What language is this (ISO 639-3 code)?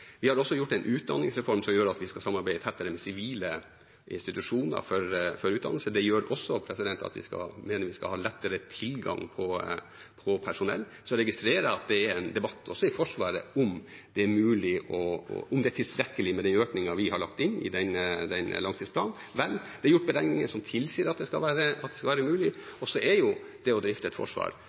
nob